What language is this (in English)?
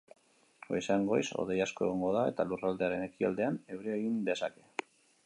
Basque